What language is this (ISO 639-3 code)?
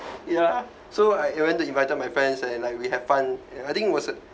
eng